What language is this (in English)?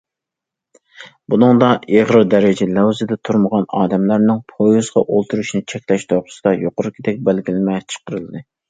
Uyghur